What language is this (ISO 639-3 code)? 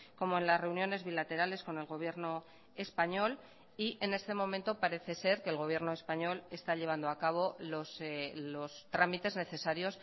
spa